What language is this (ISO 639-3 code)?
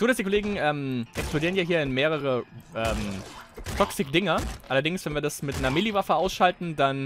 deu